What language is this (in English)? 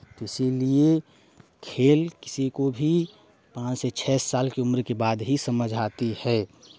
Hindi